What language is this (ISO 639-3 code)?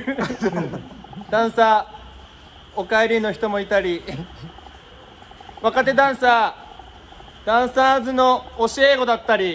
jpn